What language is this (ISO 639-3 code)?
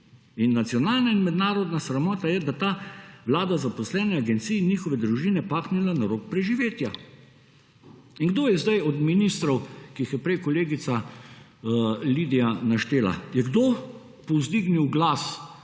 slv